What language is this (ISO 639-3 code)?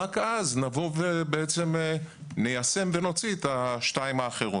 heb